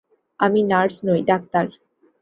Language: Bangla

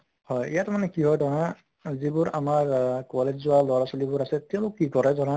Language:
Assamese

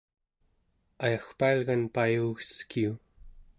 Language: Central Yupik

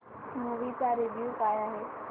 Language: Marathi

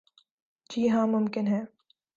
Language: Urdu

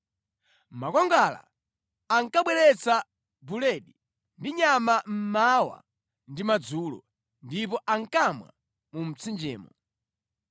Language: Nyanja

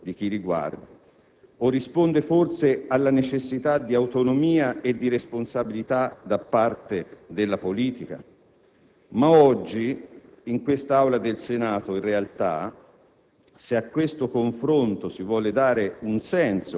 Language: Italian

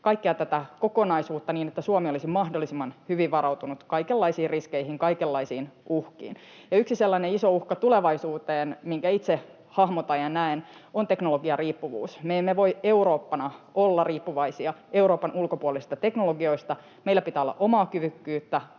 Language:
Finnish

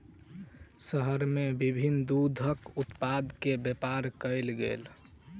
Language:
Maithili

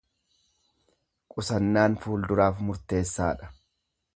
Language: Oromo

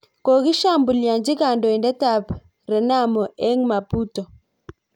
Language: Kalenjin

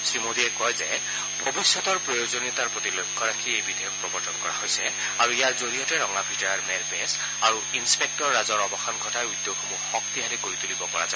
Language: Assamese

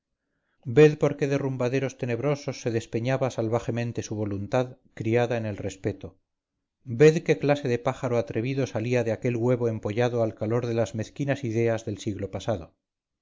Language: Spanish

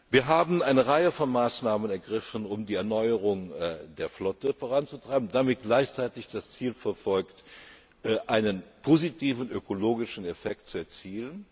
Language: German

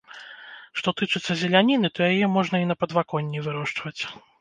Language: Belarusian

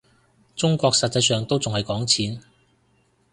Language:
Cantonese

